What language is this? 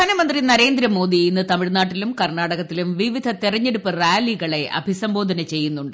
Malayalam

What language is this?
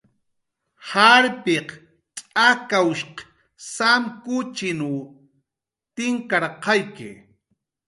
Jaqaru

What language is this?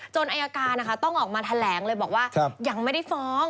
Thai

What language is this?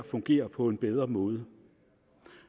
Danish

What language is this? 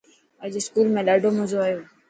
Dhatki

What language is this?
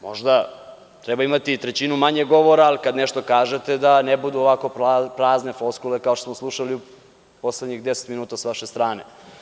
Serbian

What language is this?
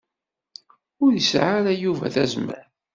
Kabyle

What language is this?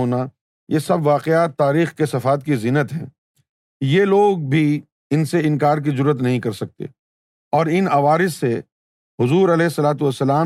Urdu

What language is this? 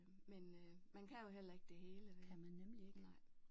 Danish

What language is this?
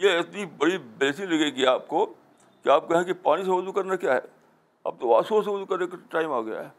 Urdu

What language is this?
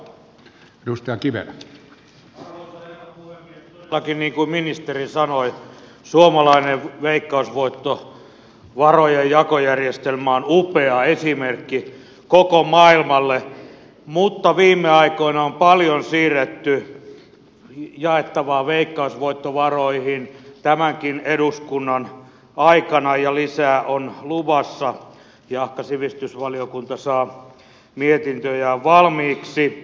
Finnish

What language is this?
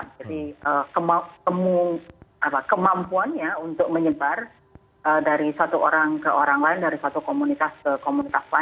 Indonesian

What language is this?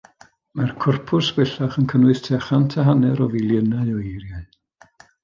Welsh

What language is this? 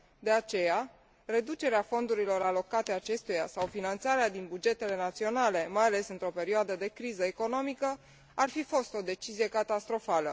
Romanian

